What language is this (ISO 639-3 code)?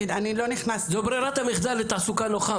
heb